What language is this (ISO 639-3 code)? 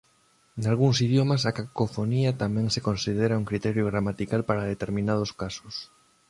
glg